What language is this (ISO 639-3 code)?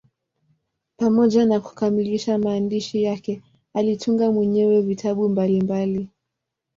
swa